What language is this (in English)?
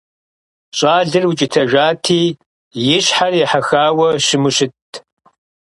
Kabardian